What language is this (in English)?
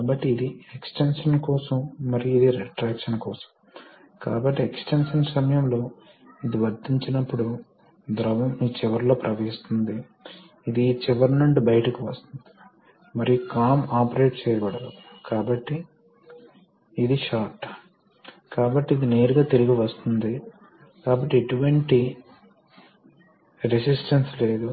Telugu